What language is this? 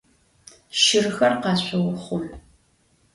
Adyghe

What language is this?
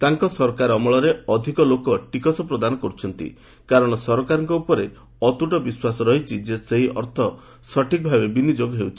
Odia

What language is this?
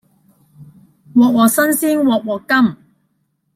Cantonese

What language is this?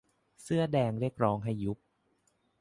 Thai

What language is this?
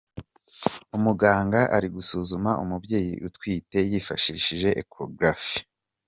Kinyarwanda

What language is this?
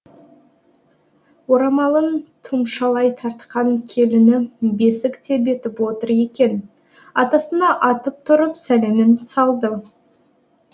Kazakh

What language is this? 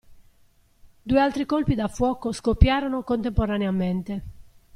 Italian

